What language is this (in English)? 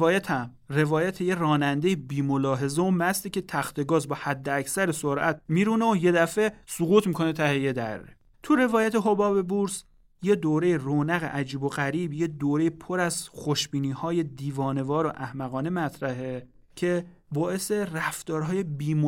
Persian